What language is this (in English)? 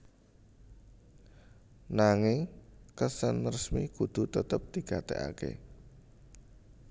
Javanese